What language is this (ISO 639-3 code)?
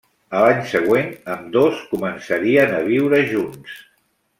cat